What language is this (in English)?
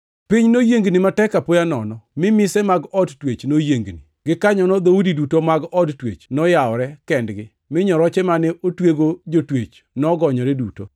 Luo (Kenya and Tanzania)